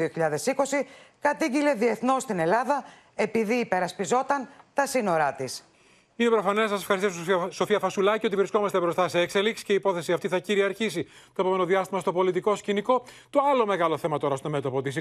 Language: Greek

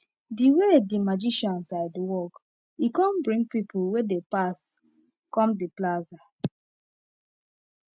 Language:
Nigerian Pidgin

